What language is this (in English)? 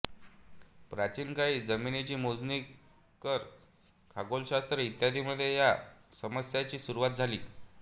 Marathi